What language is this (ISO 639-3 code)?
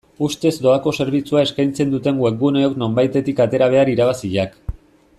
eus